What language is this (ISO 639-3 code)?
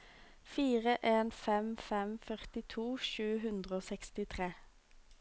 nor